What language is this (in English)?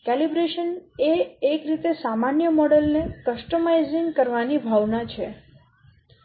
Gujarati